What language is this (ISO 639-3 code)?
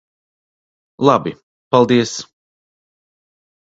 lav